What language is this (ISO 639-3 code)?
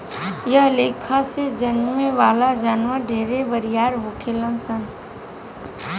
bho